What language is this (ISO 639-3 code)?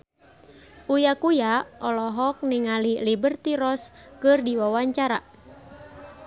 sun